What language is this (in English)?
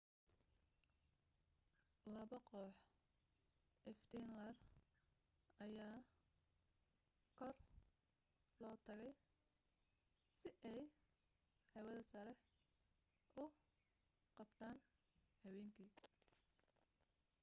Somali